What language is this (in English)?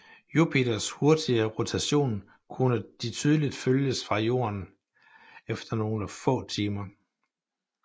Danish